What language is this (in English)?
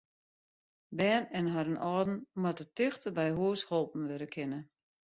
Western Frisian